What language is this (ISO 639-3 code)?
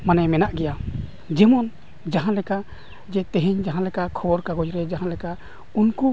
sat